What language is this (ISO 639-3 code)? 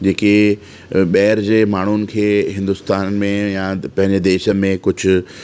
snd